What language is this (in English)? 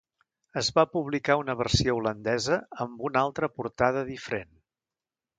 Catalan